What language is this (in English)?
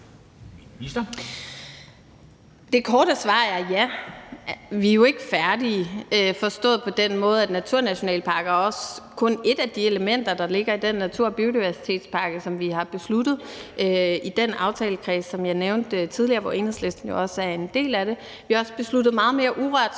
Danish